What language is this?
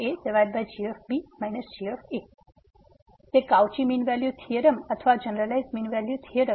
Gujarati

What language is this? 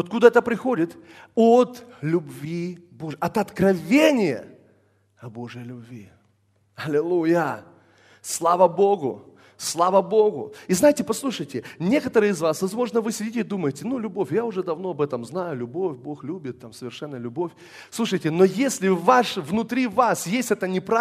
Russian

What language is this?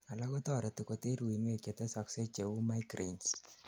Kalenjin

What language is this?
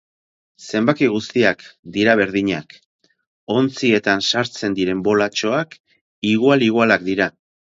Basque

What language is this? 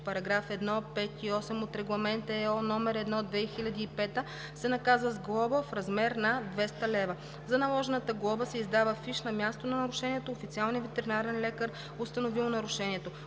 Bulgarian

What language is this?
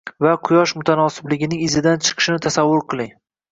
Uzbek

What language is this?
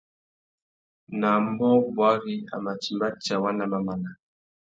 Tuki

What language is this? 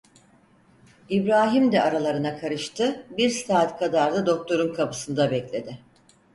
Turkish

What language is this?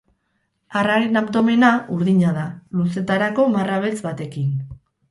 Basque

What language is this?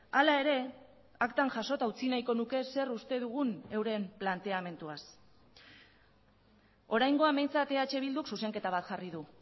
Basque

